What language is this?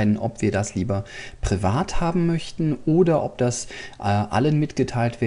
German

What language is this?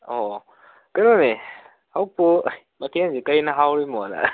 Manipuri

